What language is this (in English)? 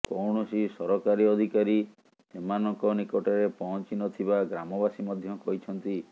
Odia